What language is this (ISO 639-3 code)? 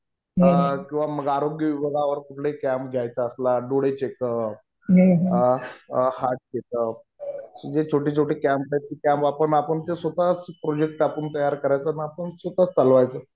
mar